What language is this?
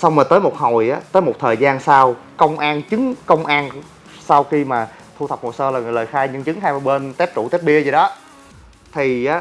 Vietnamese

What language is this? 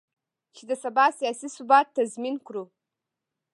Pashto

